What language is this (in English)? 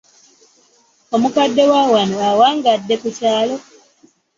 Ganda